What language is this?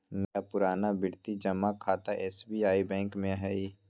Magahi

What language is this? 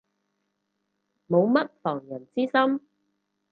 Cantonese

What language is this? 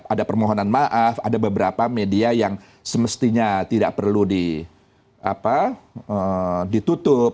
Indonesian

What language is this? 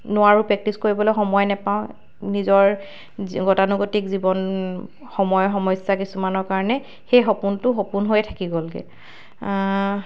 Assamese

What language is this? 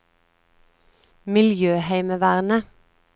Norwegian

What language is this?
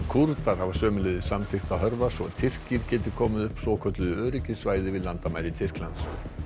Icelandic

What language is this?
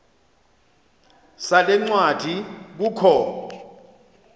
Xhosa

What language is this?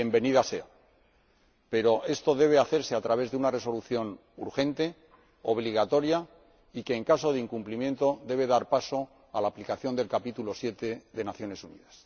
Spanish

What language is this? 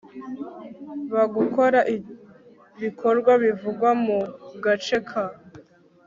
Kinyarwanda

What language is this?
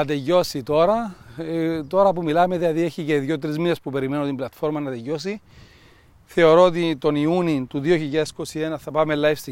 Greek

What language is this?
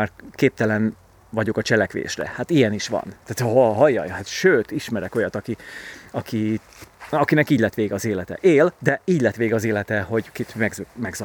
Hungarian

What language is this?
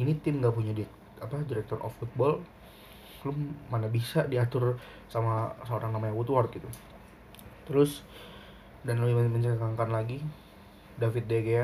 Indonesian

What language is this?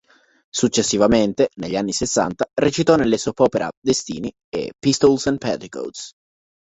Italian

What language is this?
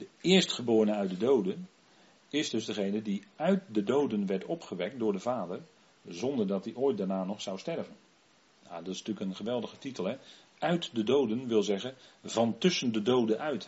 Dutch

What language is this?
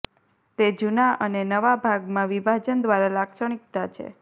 Gujarati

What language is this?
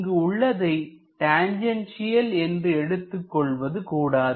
Tamil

